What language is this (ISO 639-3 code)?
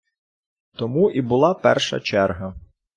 ukr